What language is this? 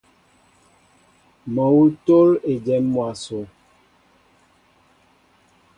Mbo (Cameroon)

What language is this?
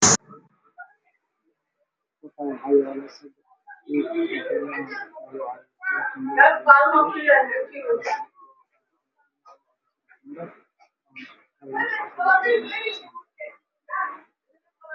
Somali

